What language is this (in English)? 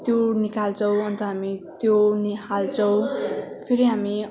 Nepali